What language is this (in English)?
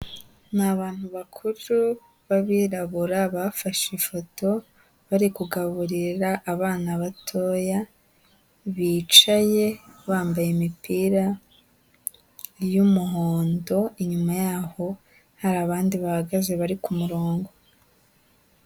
Kinyarwanda